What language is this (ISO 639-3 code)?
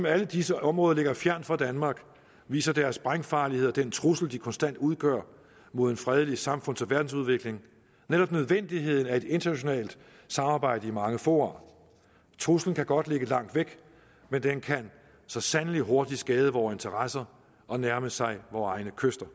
dan